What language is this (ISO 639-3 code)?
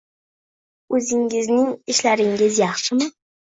uzb